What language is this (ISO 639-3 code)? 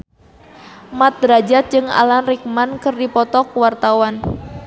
sun